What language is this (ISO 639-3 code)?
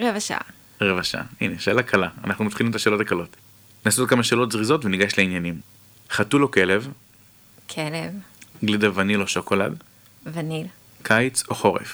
heb